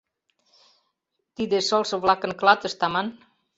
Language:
Mari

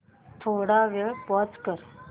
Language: Marathi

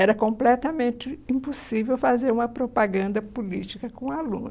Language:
Portuguese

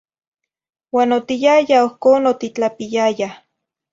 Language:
Zacatlán-Ahuacatlán-Tepetzintla Nahuatl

